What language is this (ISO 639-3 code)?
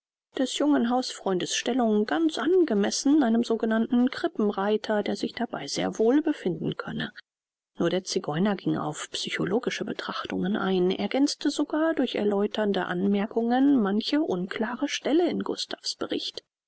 deu